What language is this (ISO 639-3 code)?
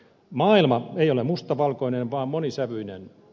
fin